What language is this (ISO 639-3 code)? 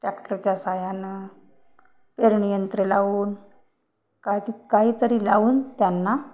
mar